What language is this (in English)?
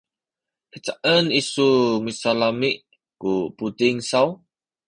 Sakizaya